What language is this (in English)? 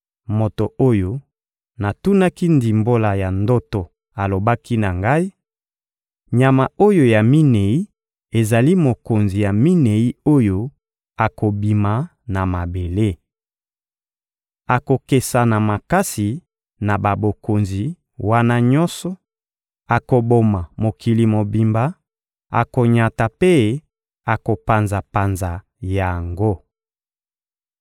Lingala